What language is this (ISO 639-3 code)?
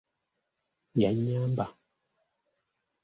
lug